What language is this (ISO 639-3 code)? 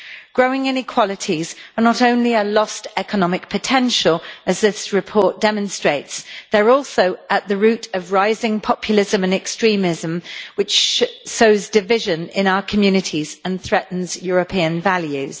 eng